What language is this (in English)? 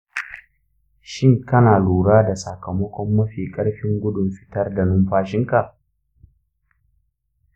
Hausa